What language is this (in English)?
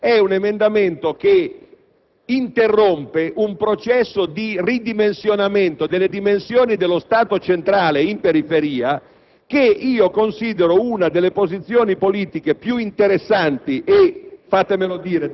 Italian